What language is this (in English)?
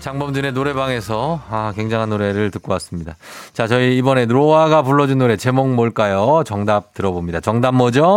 Korean